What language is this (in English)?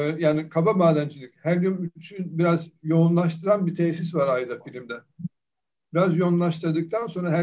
Turkish